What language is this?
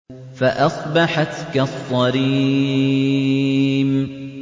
Arabic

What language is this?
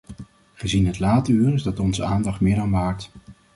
Dutch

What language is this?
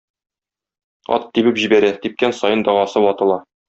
Tatar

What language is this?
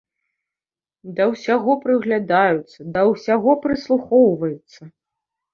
Belarusian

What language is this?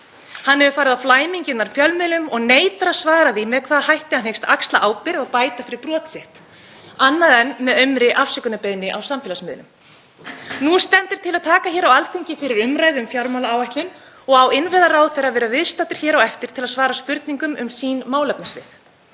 Icelandic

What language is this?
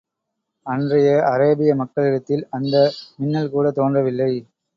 Tamil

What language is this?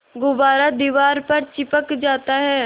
Hindi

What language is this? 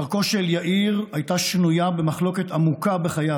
Hebrew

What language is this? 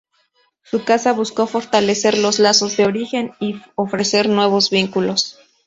Spanish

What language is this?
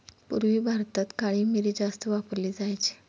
Marathi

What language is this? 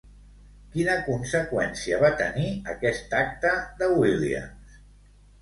Catalan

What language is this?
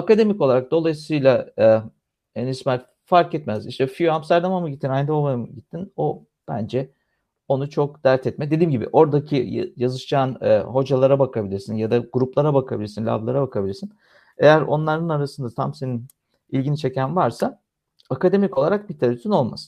Turkish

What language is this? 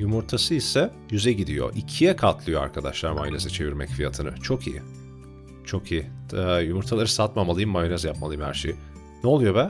Turkish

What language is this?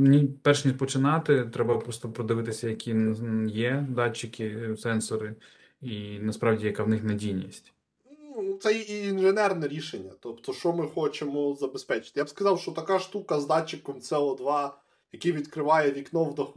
Ukrainian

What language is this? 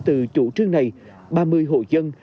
Vietnamese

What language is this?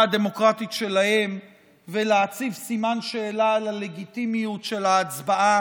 Hebrew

